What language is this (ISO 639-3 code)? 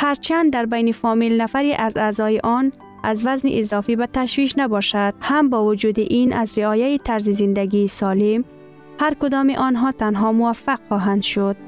fas